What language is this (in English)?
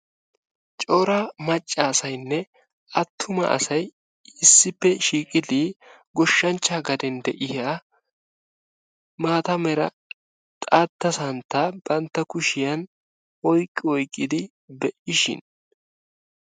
Wolaytta